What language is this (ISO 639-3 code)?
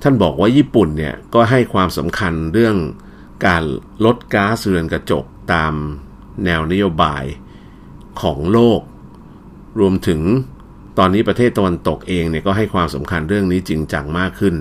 tha